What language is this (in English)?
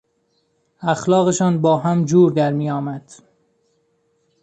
Persian